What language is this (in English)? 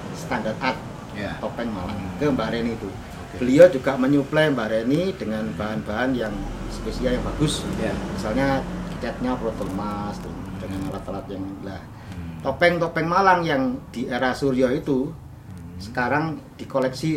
Indonesian